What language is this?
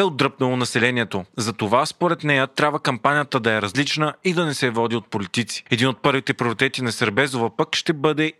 Bulgarian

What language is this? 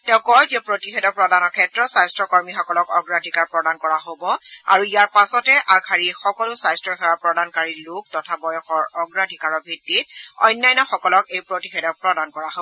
Assamese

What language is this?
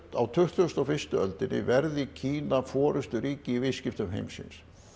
Icelandic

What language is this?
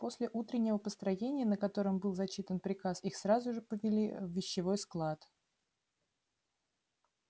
Russian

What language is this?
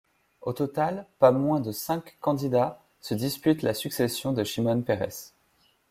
French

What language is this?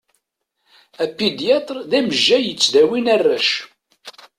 Kabyle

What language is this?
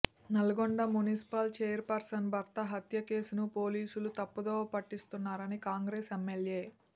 Telugu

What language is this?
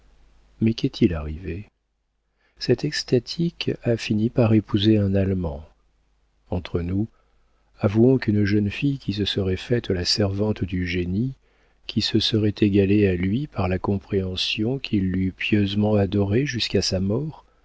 French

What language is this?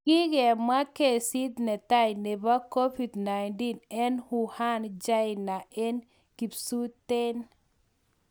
Kalenjin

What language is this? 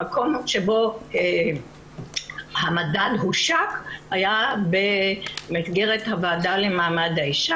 Hebrew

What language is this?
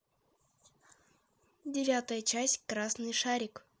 Russian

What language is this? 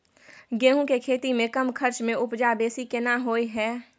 Maithili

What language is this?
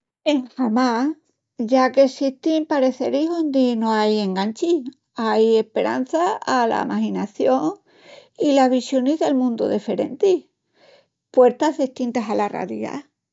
Extremaduran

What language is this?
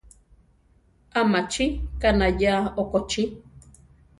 Central Tarahumara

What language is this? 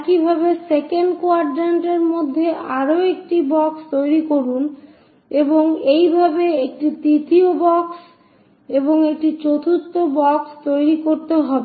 Bangla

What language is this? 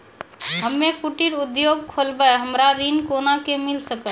Maithili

